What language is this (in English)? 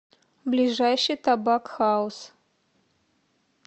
Russian